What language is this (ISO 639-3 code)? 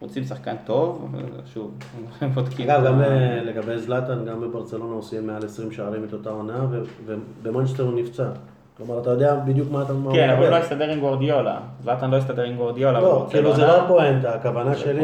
heb